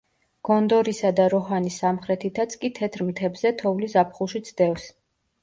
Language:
Georgian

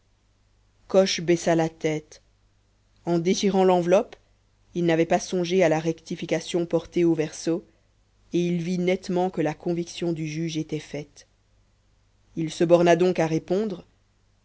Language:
French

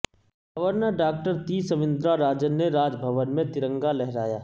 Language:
Urdu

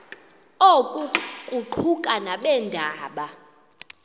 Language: Xhosa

